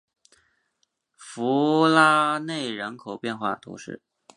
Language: Chinese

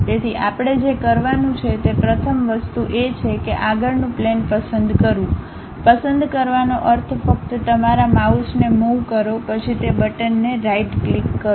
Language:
Gujarati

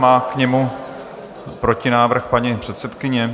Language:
Czech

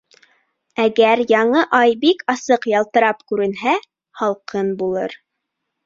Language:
Bashkir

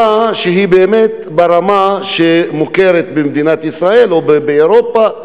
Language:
Hebrew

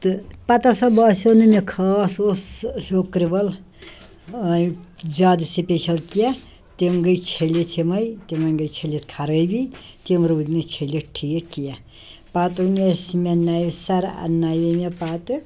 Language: Kashmiri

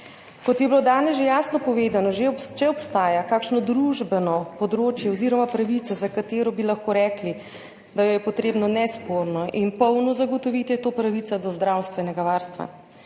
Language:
Slovenian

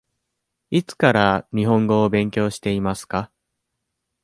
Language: Japanese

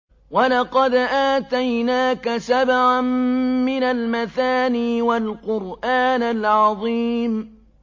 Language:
Arabic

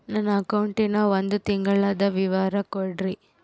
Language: Kannada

